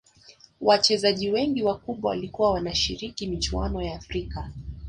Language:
Swahili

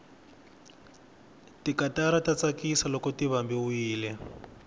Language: Tsonga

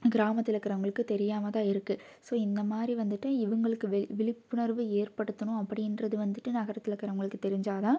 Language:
Tamil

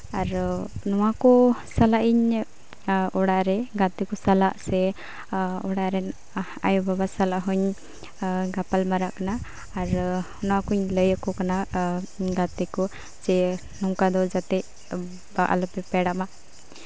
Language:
Santali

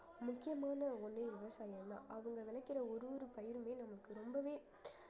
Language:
Tamil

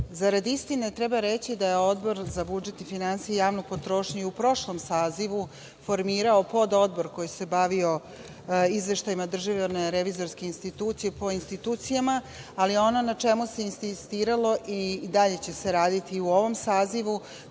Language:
Serbian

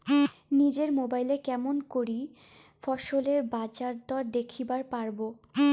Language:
Bangla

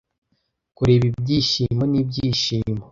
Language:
Kinyarwanda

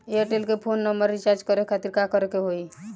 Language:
Bhojpuri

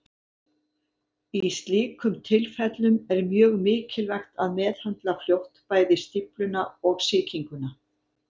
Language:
Icelandic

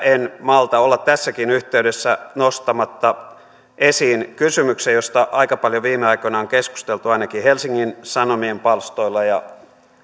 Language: Finnish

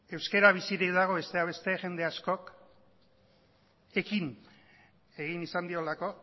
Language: Basque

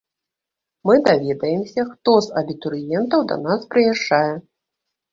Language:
Belarusian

